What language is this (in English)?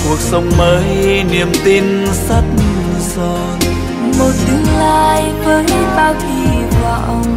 Vietnamese